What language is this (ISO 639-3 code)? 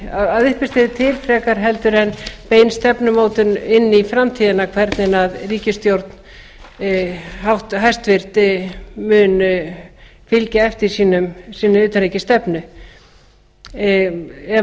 isl